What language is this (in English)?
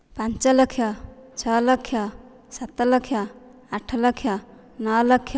Odia